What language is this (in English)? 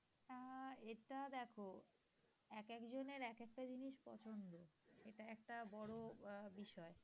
Bangla